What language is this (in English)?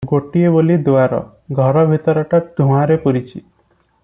Odia